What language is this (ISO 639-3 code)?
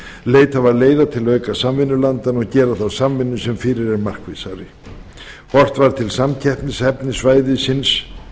isl